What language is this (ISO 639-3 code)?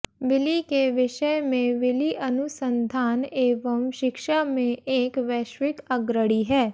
hin